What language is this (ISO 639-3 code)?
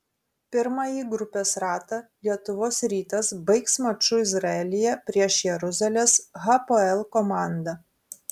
lit